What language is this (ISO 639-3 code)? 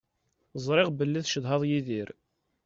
kab